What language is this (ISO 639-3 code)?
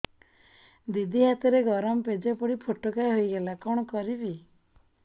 ori